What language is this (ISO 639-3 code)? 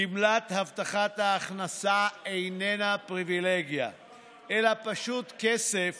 heb